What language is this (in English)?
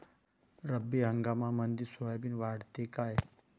Marathi